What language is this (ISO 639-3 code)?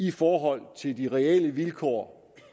dan